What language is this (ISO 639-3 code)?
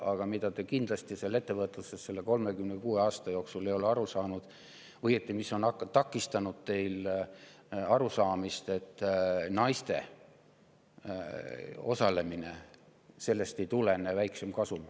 est